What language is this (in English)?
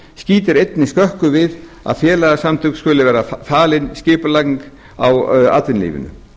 Icelandic